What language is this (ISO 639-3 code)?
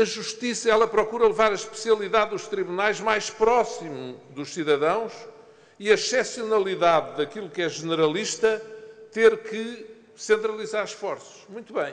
por